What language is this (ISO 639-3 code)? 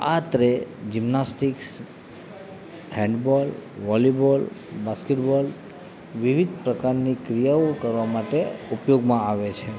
guj